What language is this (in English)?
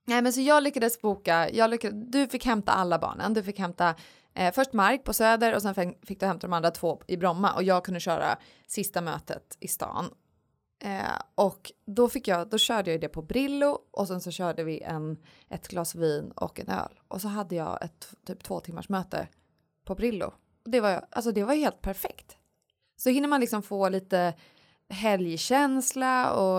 Swedish